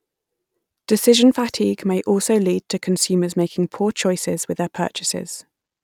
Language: English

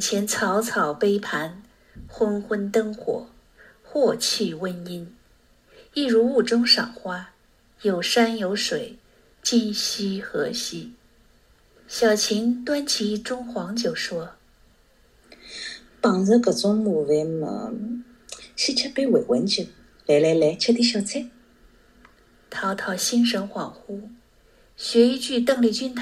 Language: Chinese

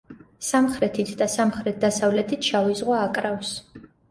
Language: Georgian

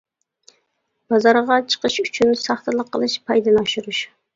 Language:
Uyghur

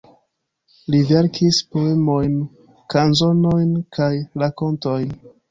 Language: Esperanto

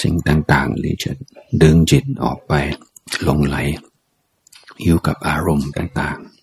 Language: Thai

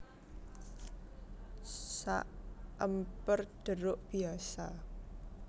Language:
Javanese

